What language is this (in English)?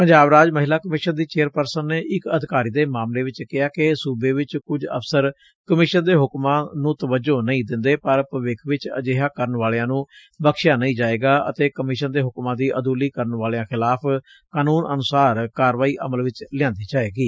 Punjabi